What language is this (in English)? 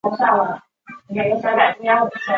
Chinese